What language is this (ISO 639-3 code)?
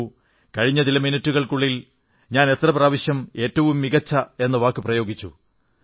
mal